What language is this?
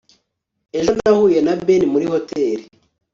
Kinyarwanda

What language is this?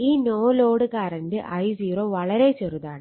Malayalam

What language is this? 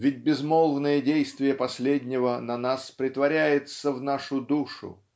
Russian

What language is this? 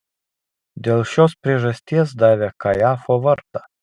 Lithuanian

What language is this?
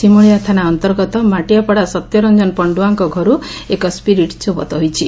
Odia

